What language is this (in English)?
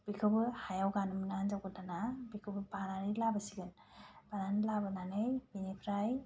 Bodo